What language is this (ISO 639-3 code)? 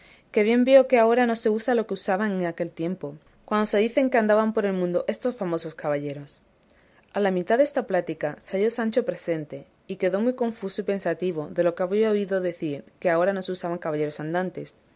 spa